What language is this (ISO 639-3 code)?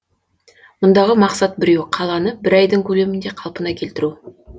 kaz